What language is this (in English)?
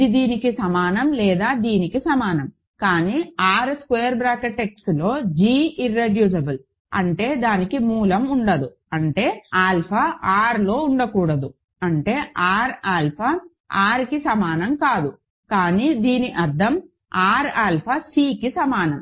Telugu